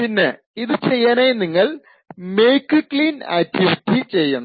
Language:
Malayalam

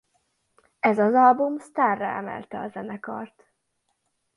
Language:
Hungarian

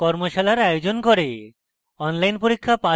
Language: Bangla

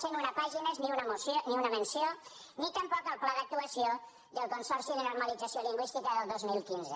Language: Catalan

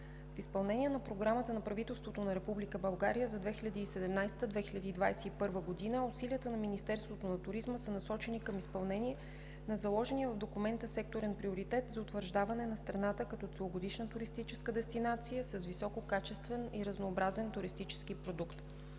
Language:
Bulgarian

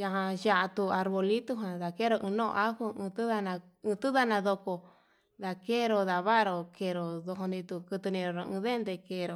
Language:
Yutanduchi Mixtec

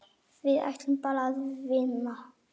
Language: Icelandic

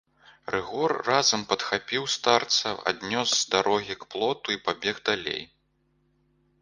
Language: Belarusian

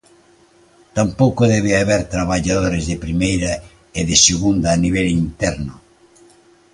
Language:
Galician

